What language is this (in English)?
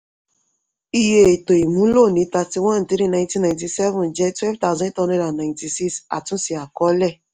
Yoruba